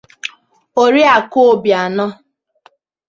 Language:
Igbo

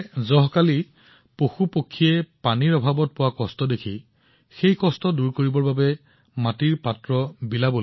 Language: Assamese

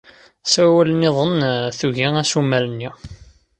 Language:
Kabyle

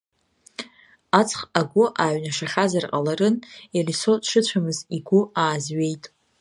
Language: Abkhazian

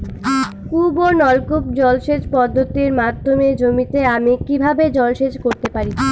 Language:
Bangla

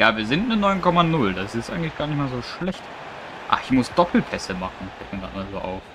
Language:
German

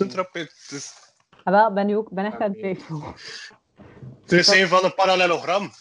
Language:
Dutch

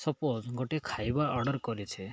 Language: Odia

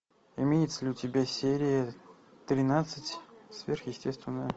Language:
Russian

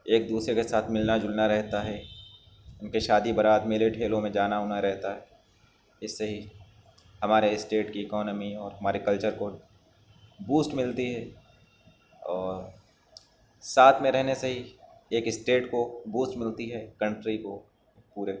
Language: Urdu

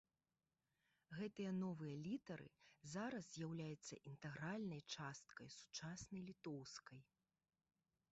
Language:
Belarusian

